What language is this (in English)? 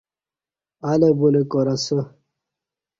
Kati